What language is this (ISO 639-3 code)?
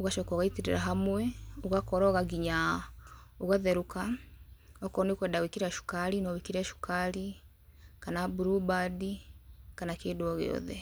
kik